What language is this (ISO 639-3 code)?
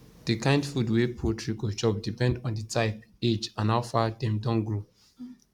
pcm